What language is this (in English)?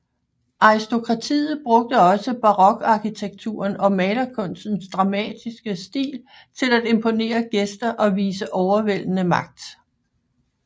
Danish